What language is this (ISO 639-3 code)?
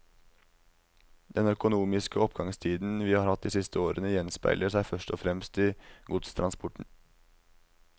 nor